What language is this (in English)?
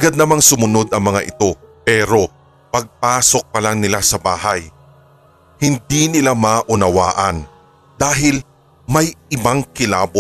Filipino